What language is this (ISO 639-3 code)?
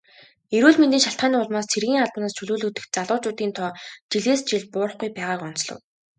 mon